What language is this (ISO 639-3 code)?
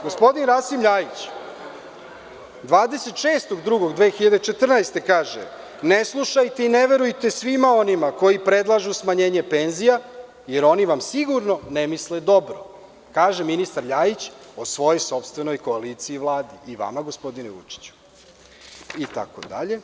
srp